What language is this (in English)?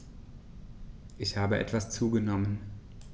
German